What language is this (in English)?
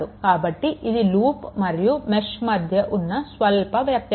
Telugu